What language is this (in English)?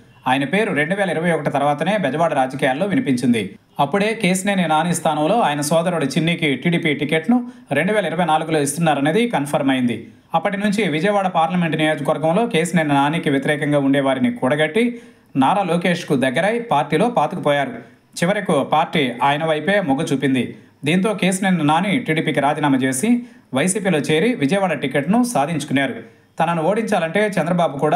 Telugu